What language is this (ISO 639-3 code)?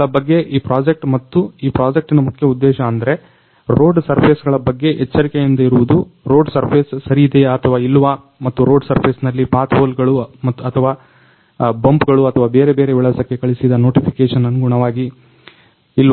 kan